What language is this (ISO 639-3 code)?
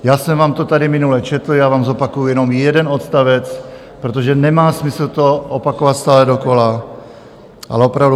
ces